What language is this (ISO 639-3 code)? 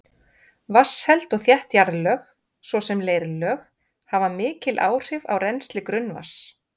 isl